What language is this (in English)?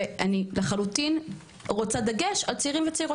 Hebrew